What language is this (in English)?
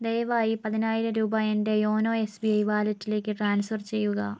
Malayalam